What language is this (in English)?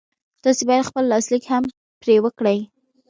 Pashto